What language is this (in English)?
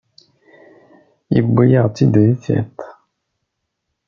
Kabyle